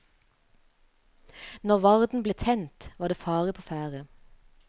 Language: Norwegian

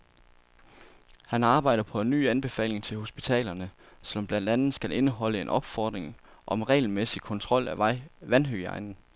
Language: Danish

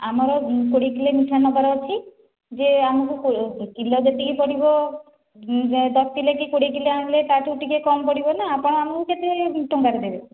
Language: Odia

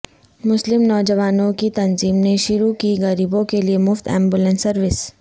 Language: Urdu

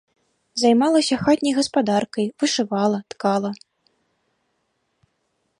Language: Belarusian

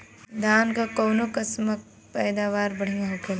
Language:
Bhojpuri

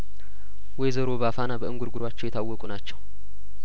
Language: Amharic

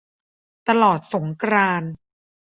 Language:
Thai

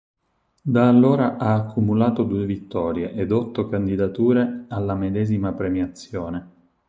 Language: Italian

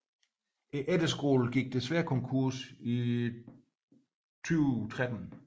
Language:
Danish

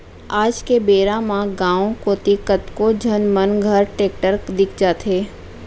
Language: Chhattisgarhi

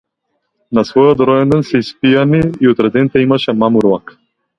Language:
Macedonian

